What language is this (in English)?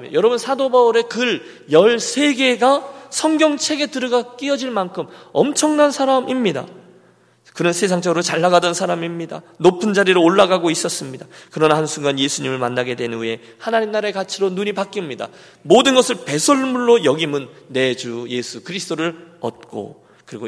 Korean